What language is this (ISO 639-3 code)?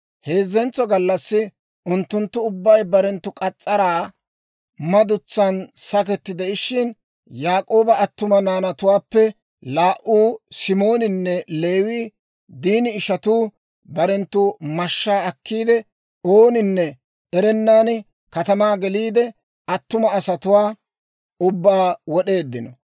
dwr